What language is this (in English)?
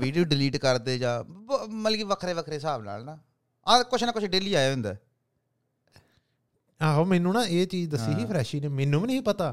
Punjabi